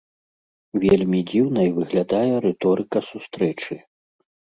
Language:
Belarusian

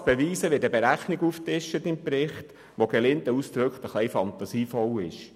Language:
Swiss German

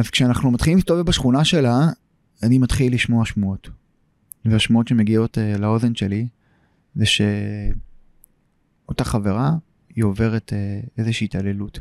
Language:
Hebrew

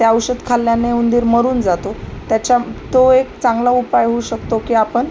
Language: Marathi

